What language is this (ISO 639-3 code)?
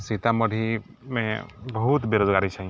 mai